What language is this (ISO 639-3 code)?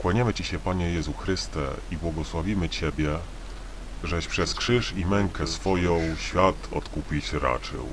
pol